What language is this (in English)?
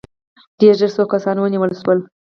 Pashto